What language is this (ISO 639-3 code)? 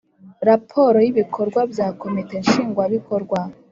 kin